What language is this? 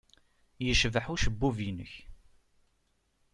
Kabyle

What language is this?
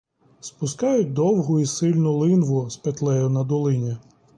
Ukrainian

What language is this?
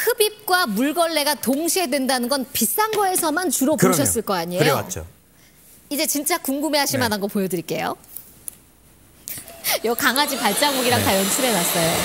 Korean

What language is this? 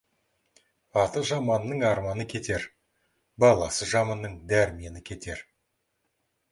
Kazakh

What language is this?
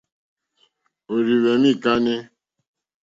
Mokpwe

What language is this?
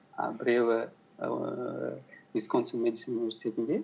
Kazakh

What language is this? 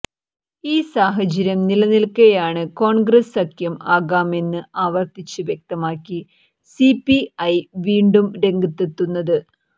Malayalam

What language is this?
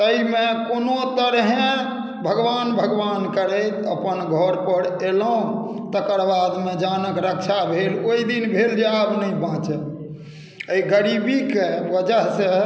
Maithili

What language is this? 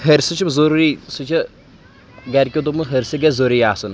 Kashmiri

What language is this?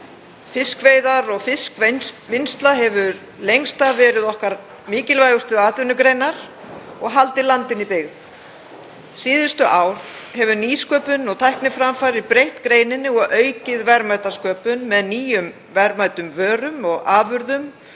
Icelandic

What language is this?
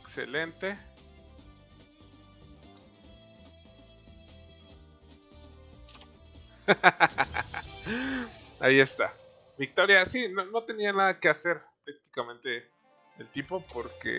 Spanish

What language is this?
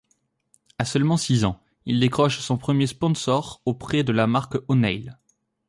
French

